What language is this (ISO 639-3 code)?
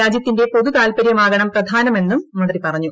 mal